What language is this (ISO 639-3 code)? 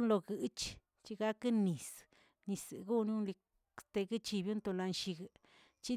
zts